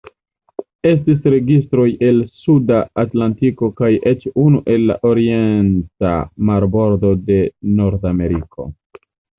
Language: Esperanto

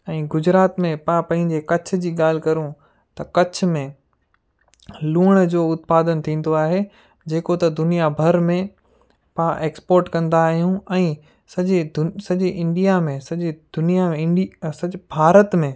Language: Sindhi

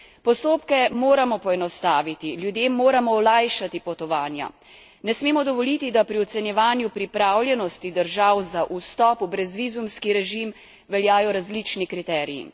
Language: Slovenian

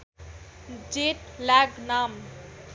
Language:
Nepali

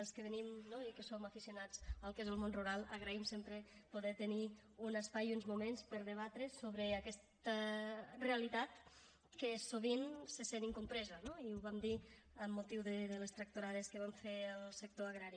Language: Catalan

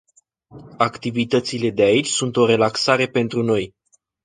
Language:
Romanian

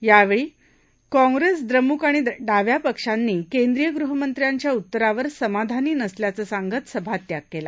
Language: Marathi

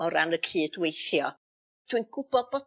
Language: Welsh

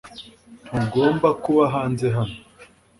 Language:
Kinyarwanda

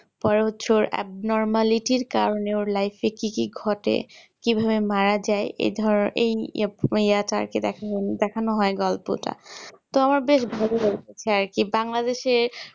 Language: Bangla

